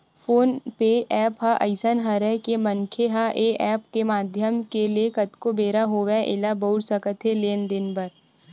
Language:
Chhattisgarhi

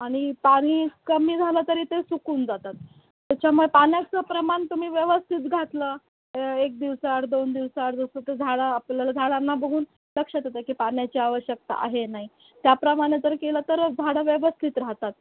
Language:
Marathi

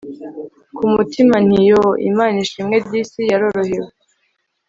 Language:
Kinyarwanda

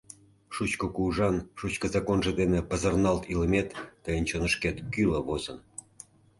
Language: Mari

